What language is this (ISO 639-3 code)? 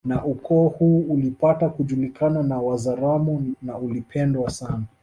swa